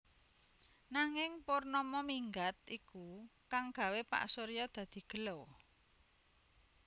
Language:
Javanese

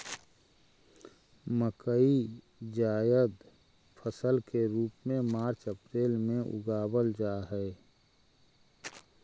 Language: Magahi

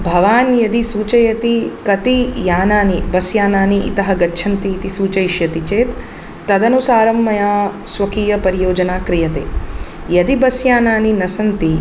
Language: Sanskrit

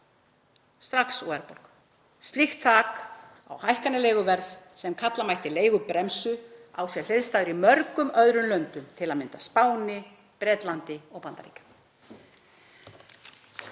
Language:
Icelandic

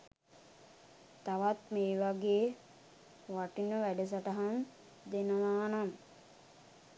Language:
Sinhala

